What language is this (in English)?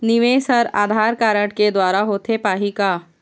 Chhattisgarhi